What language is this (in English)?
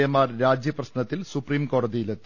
Malayalam